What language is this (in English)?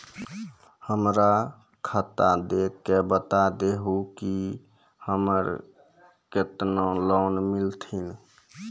Maithili